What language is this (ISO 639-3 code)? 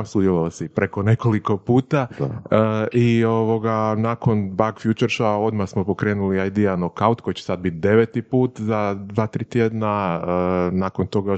hrv